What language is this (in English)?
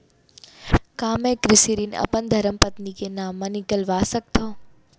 Chhattisgarhi